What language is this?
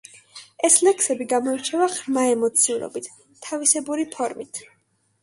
Georgian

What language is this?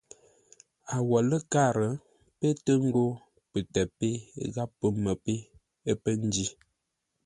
Ngombale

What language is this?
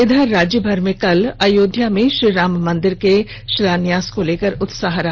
Hindi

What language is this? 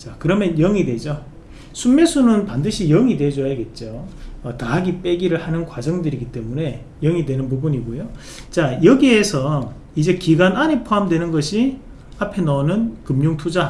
Korean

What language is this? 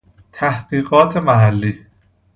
Persian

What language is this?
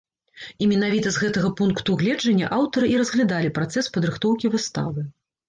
Belarusian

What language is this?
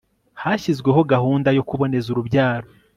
Kinyarwanda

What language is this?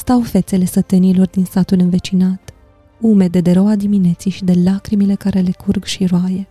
Romanian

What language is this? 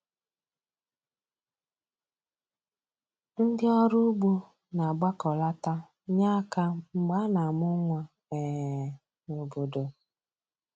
Igbo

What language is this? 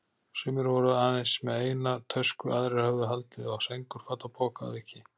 Icelandic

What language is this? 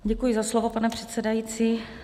Czech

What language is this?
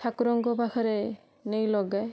Odia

